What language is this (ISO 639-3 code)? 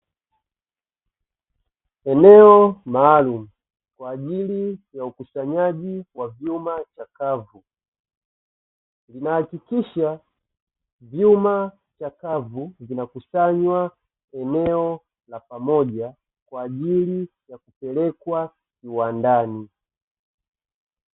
swa